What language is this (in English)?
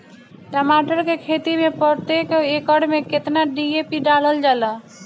Bhojpuri